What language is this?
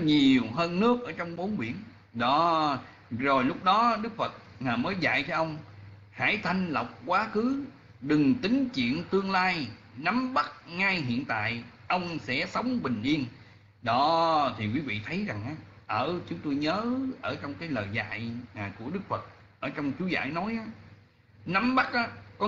Vietnamese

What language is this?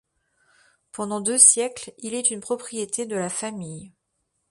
French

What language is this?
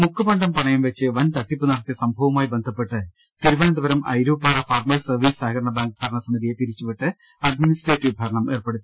Malayalam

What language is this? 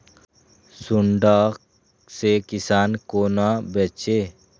Maithili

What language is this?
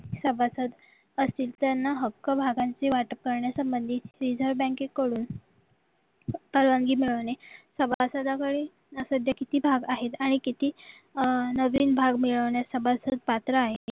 Marathi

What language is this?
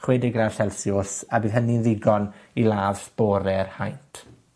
Welsh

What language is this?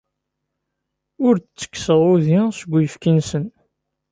Kabyle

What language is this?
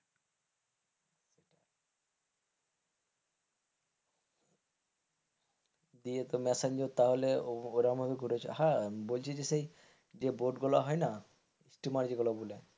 Bangla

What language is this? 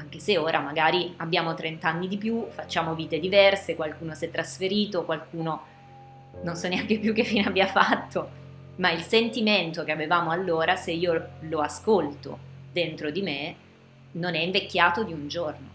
Italian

